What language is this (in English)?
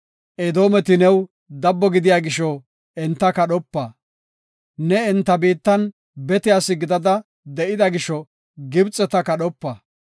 Gofa